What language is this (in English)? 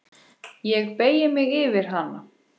Icelandic